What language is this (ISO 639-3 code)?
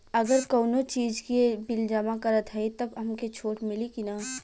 bho